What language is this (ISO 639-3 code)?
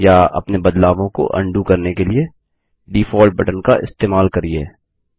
hin